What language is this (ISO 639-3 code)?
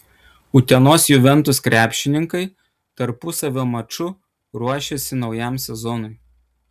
lit